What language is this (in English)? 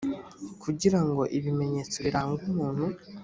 Kinyarwanda